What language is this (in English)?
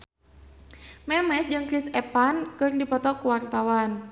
Sundanese